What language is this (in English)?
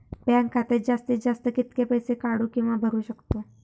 Marathi